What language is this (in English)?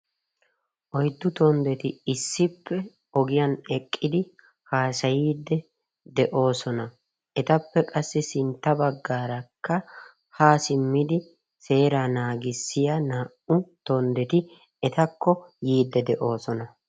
Wolaytta